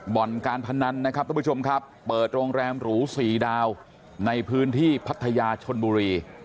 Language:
Thai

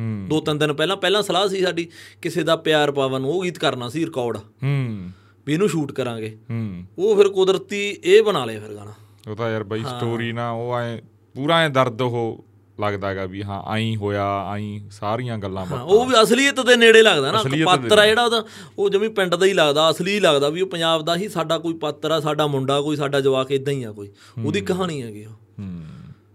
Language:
Punjabi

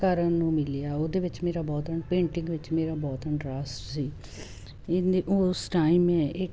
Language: Punjabi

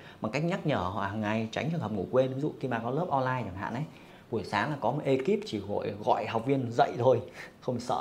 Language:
Vietnamese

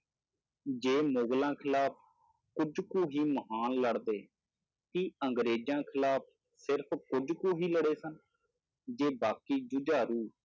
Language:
Punjabi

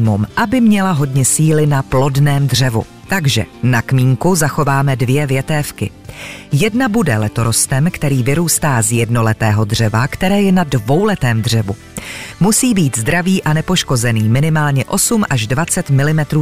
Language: Czech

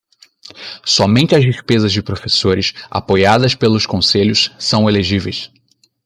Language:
Portuguese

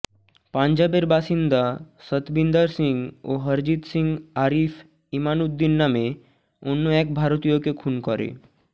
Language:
Bangla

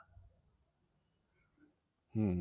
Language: Bangla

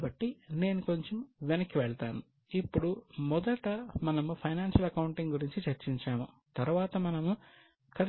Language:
Telugu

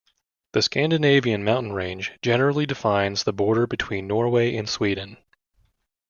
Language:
English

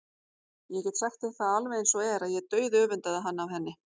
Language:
Icelandic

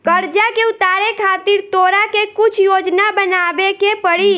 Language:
Bhojpuri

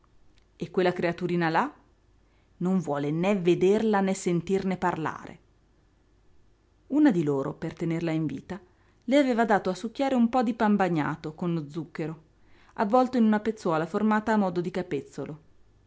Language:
Italian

